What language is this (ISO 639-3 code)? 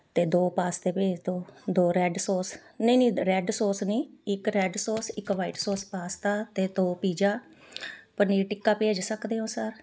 pan